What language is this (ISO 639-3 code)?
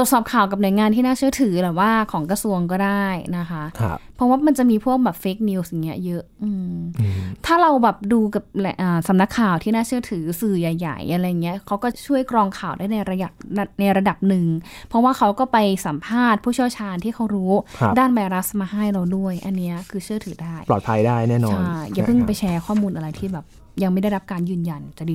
tha